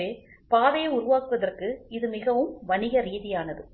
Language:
Tamil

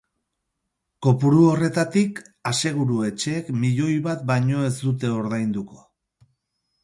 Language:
Basque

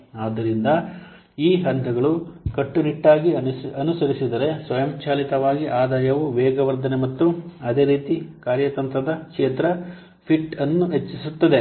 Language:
Kannada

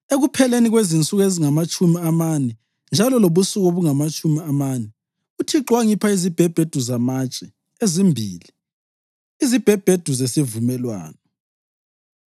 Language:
North Ndebele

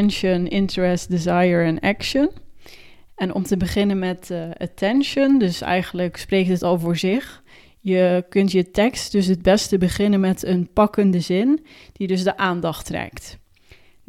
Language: Dutch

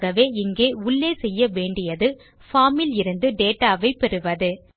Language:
Tamil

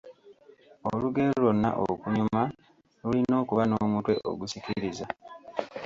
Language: Ganda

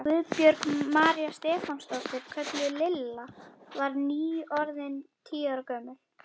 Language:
Icelandic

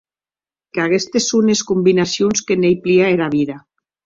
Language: Occitan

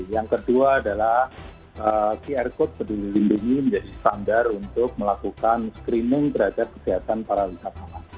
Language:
Indonesian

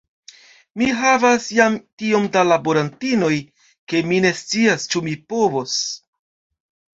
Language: Esperanto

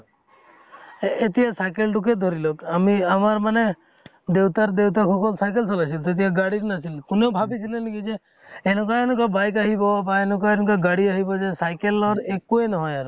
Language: Assamese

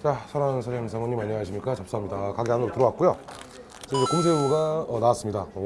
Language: Korean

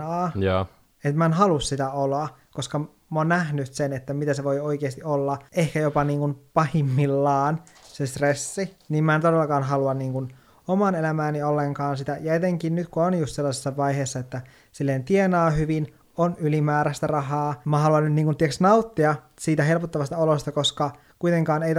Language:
Finnish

